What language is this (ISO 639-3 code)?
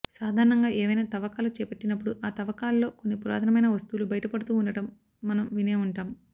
tel